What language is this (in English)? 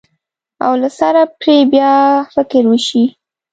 Pashto